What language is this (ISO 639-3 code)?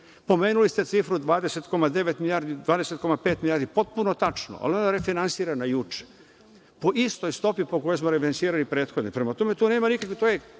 srp